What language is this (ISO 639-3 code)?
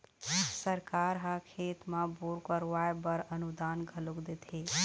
hne